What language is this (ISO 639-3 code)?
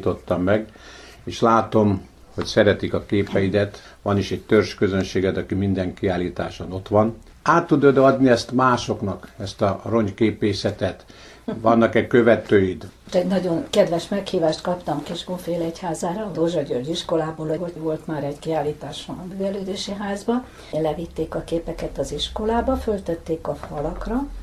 hun